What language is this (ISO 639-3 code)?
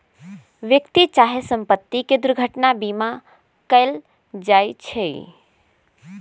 mag